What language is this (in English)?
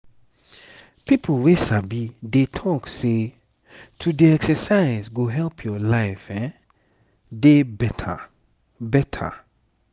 Nigerian Pidgin